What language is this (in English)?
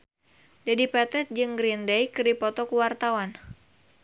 Sundanese